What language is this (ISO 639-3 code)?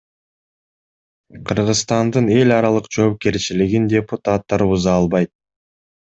kir